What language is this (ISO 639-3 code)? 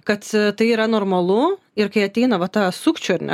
lit